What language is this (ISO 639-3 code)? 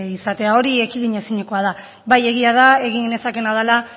eus